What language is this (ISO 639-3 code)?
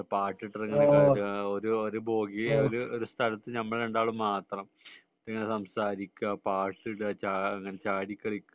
mal